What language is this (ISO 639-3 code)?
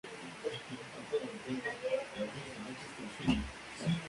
spa